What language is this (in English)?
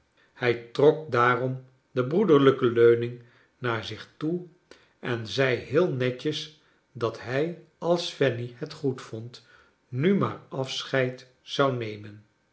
Dutch